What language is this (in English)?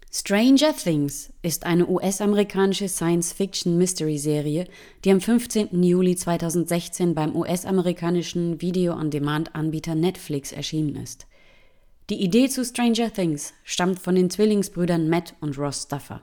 German